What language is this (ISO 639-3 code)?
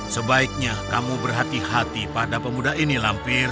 ind